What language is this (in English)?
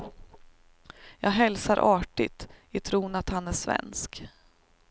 Swedish